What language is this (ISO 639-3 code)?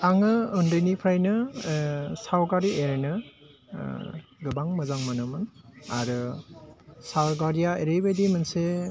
brx